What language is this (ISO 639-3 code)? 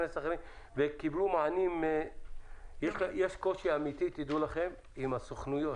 heb